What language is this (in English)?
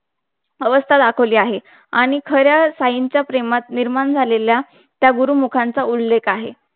Marathi